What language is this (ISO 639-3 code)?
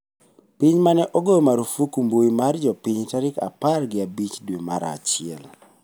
luo